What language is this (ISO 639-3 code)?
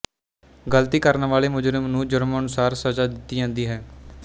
pan